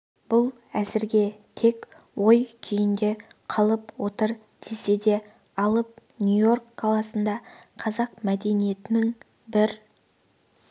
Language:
Kazakh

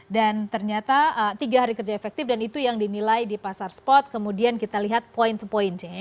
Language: Indonesian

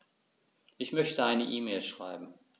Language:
German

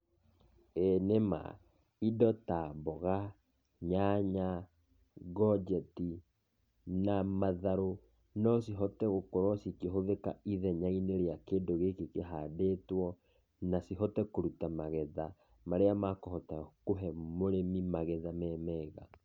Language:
Kikuyu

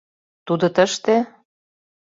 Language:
Mari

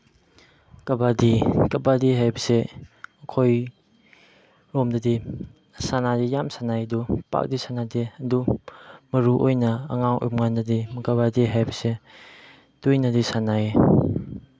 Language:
Manipuri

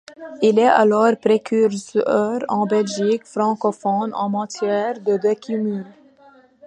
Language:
French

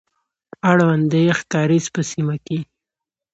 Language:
Pashto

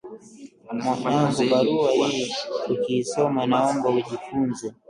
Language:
Swahili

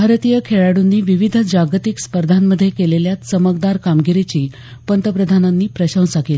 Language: Marathi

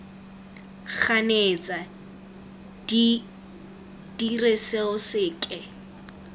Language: Tswana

